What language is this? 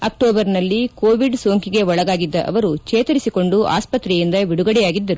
Kannada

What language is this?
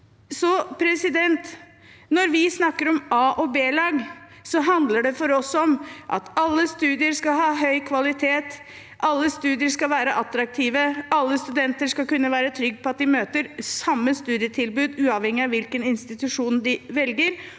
Norwegian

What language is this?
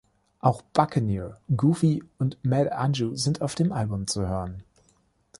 German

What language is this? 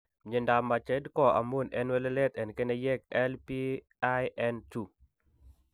Kalenjin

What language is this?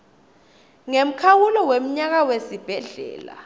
Swati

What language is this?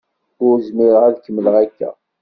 Kabyle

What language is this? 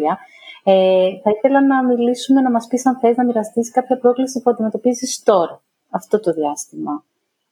Greek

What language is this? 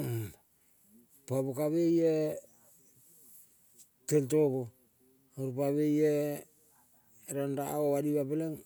Kol (Papua New Guinea)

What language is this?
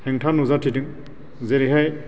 Bodo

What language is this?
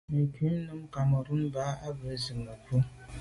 Medumba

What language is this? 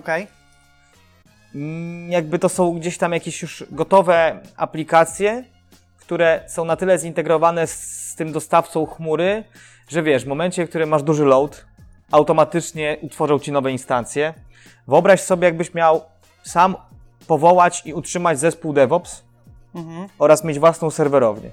Polish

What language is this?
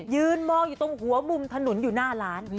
Thai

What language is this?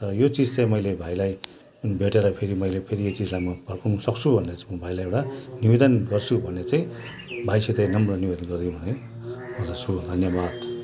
Nepali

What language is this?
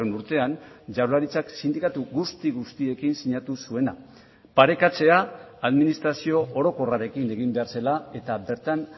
Basque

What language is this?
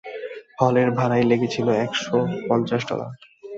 Bangla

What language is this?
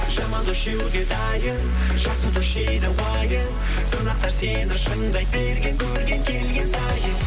Kazakh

